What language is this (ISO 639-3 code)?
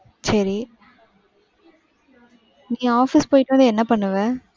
tam